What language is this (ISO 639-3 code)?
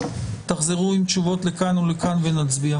heb